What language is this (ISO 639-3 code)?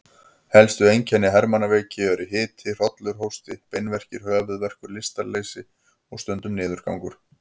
isl